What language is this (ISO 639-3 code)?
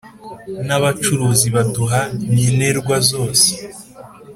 kin